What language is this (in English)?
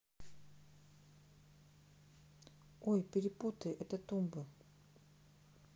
Russian